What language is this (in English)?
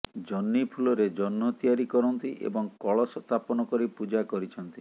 Odia